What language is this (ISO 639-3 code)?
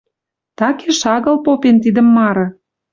mrj